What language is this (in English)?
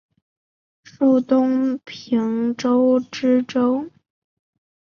Chinese